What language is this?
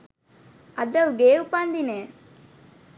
Sinhala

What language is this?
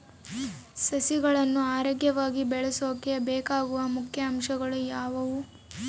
Kannada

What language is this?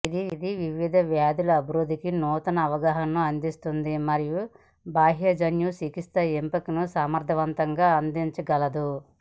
Telugu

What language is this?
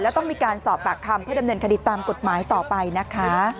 Thai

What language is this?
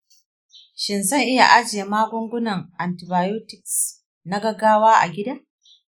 Hausa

